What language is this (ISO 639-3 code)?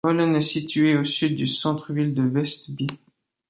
fra